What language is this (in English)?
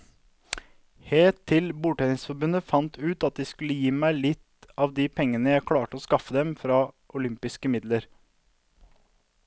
Norwegian